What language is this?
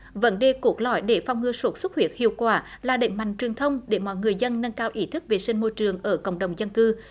Vietnamese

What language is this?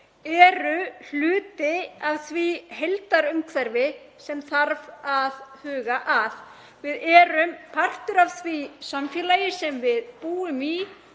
Icelandic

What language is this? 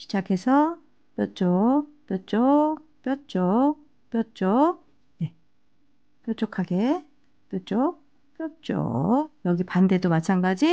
Korean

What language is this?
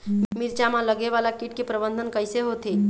Chhattisgarhi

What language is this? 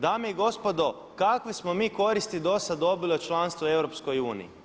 Croatian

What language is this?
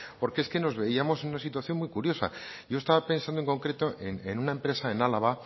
Spanish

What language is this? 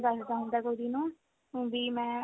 Punjabi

